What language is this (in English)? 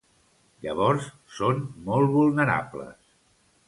Catalan